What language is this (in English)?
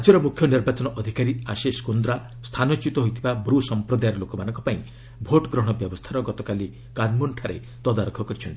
Odia